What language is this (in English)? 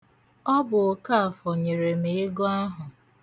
Igbo